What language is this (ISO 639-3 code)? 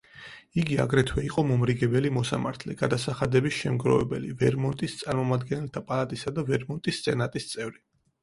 kat